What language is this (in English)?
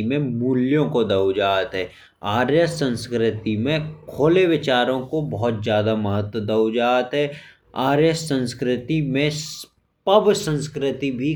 Bundeli